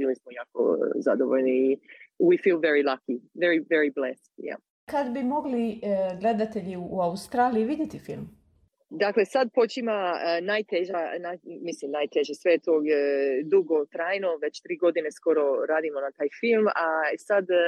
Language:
Croatian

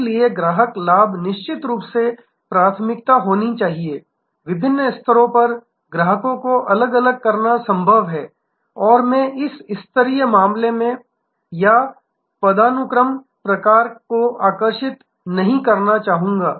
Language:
Hindi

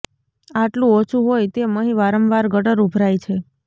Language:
Gujarati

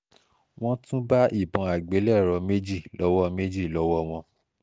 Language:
Yoruba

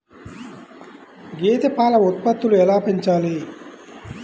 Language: Telugu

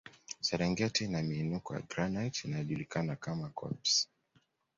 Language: Swahili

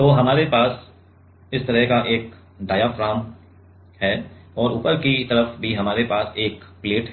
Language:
Hindi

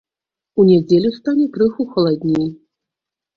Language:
Belarusian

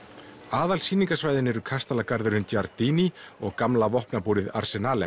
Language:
Icelandic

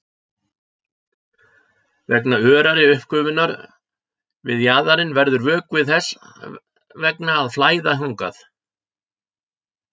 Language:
Icelandic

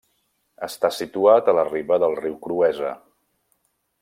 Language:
Catalan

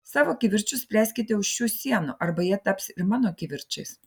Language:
Lithuanian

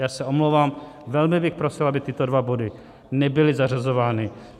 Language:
Czech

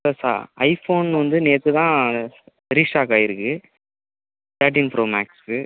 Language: Tamil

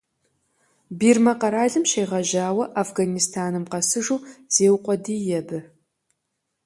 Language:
Kabardian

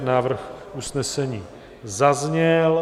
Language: Czech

